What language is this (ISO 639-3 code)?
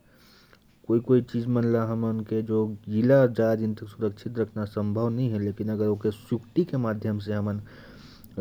kfp